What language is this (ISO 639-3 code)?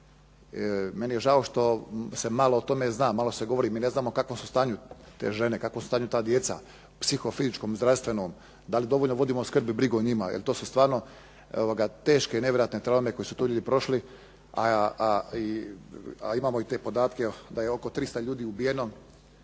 hrv